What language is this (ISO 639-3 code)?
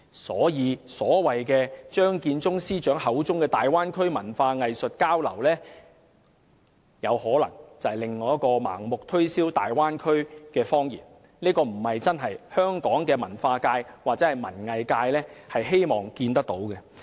yue